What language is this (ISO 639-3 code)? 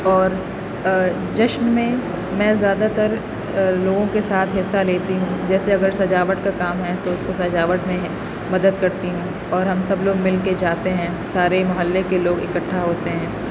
urd